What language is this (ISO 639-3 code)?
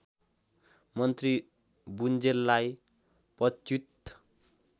nep